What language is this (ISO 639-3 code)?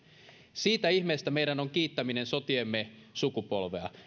fin